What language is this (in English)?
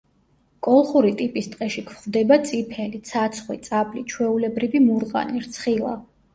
Georgian